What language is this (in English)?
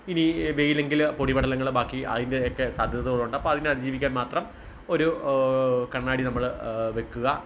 Malayalam